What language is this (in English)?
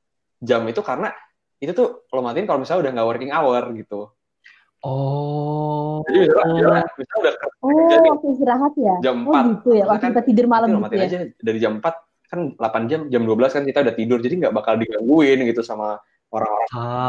Indonesian